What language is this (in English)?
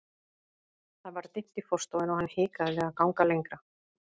Icelandic